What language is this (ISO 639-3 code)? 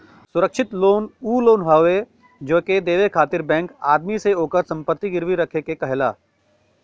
bho